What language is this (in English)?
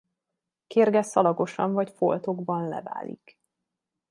Hungarian